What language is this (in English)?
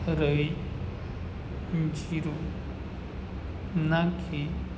Gujarati